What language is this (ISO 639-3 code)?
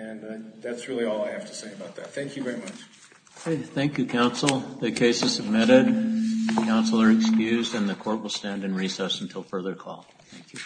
eng